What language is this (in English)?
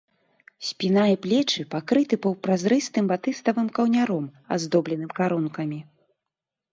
Belarusian